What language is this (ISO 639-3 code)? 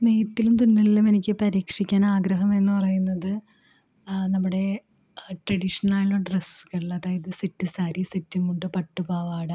mal